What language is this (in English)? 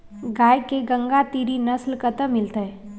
Maithili